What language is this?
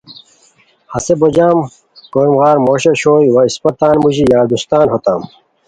Khowar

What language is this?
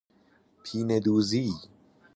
Persian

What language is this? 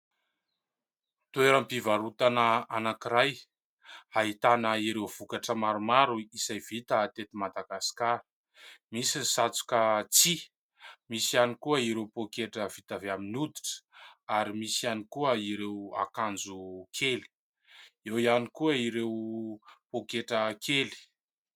Malagasy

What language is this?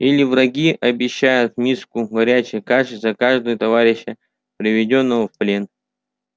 Russian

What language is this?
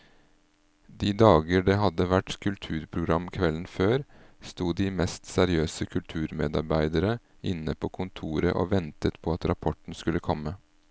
Norwegian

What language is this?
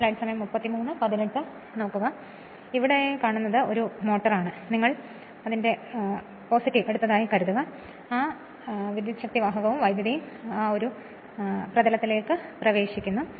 Malayalam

